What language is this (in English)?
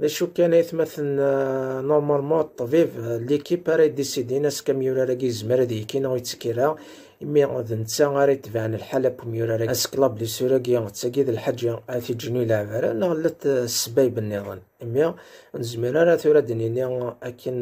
Arabic